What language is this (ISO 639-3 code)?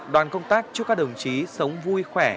vie